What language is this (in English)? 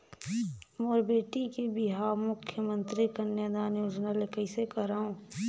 Chhattisgarhi